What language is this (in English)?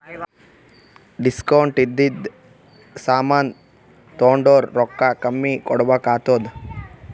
Kannada